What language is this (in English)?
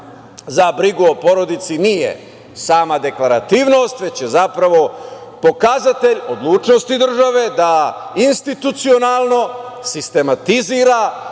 Serbian